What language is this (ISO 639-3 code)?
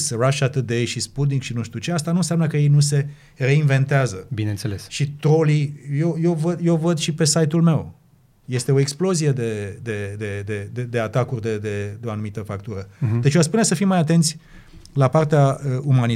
ron